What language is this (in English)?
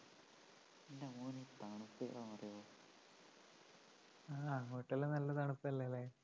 Malayalam